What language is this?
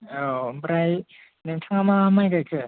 Bodo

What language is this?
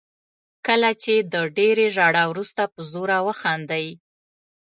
Pashto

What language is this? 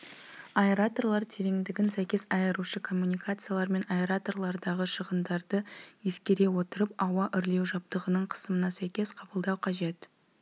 Kazakh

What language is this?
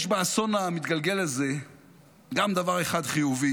Hebrew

